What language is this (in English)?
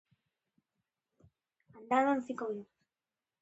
Galician